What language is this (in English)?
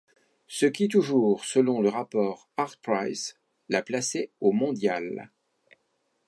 French